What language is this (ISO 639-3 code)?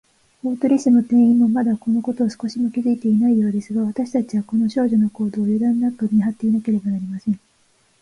jpn